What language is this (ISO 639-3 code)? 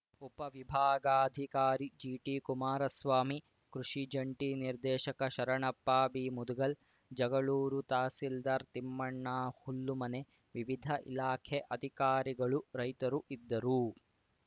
kan